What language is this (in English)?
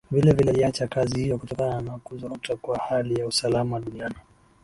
Swahili